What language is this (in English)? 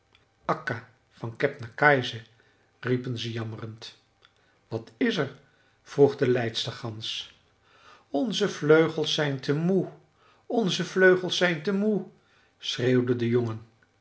Dutch